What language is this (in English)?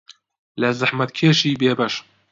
Central Kurdish